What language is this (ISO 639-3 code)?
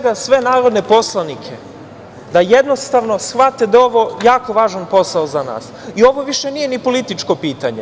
srp